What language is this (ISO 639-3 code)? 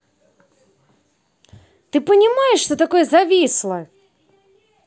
rus